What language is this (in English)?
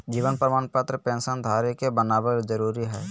Magahi